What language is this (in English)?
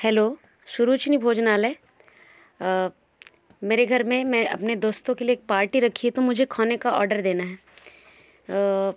Hindi